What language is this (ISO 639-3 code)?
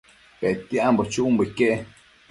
mcf